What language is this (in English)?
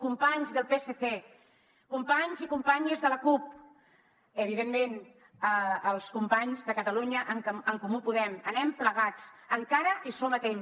Catalan